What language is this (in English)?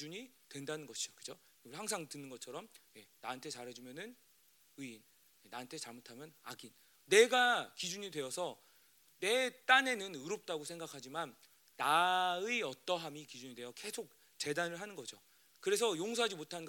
Korean